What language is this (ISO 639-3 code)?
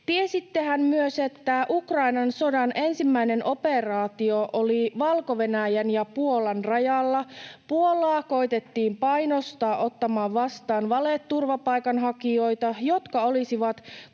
fin